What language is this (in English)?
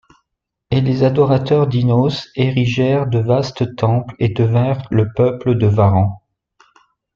French